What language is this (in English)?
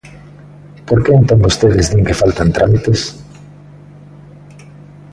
Galician